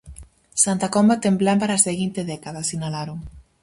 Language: Galician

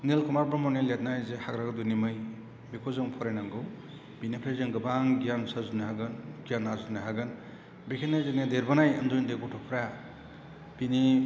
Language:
Bodo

